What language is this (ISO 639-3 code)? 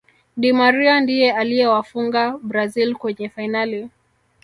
swa